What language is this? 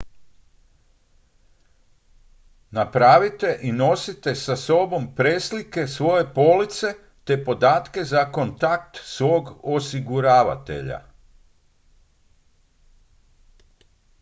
Croatian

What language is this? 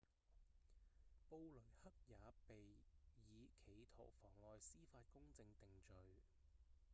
Cantonese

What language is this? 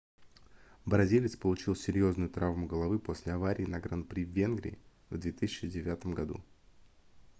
Russian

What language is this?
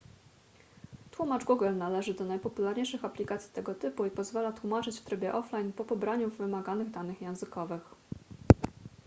Polish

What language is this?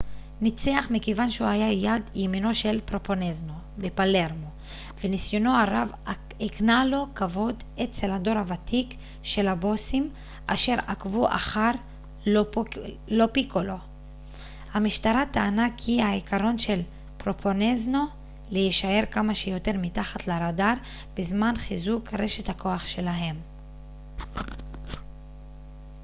Hebrew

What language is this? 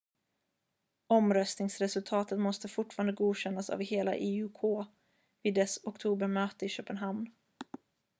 Swedish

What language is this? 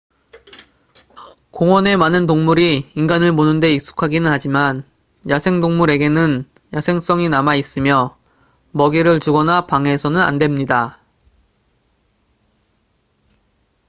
Korean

